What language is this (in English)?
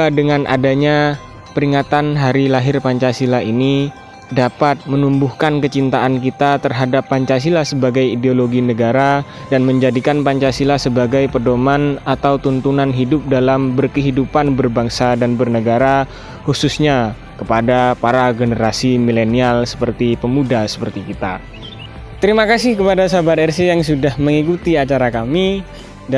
Indonesian